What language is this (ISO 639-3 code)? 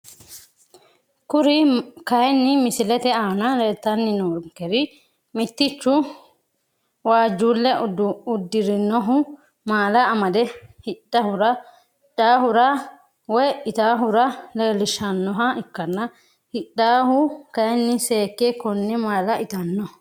sid